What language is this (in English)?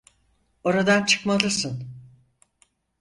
Turkish